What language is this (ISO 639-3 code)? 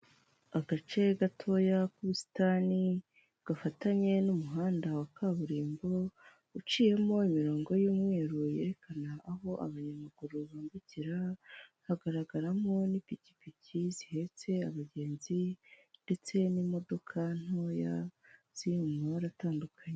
kin